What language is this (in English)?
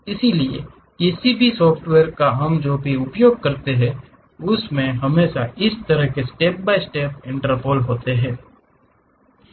Hindi